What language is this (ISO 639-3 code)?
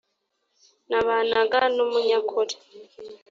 kin